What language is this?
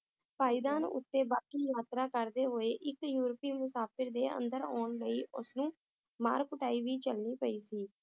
Punjabi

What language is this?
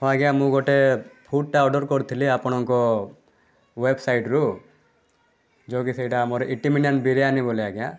Odia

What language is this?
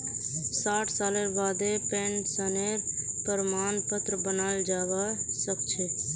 Magahi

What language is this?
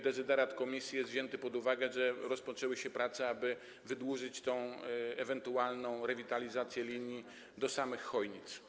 Polish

